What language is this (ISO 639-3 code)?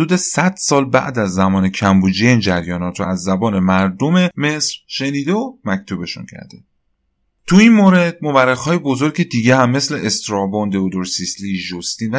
fas